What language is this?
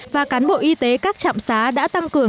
Vietnamese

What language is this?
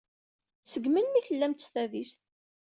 Kabyle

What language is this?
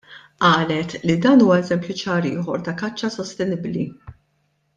Maltese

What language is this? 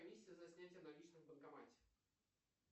Russian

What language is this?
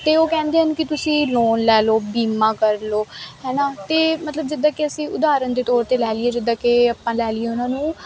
Punjabi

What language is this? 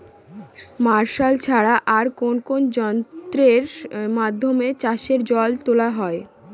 Bangla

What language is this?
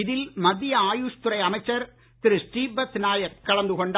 Tamil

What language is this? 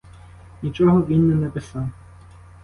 Ukrainian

